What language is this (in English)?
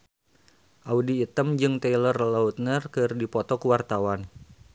Sundanese